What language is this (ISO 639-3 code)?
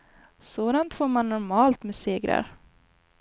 swe